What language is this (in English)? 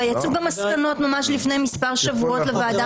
Hebrew